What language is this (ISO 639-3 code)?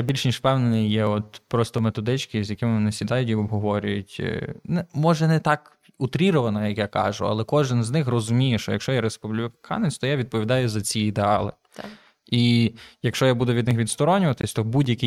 ukr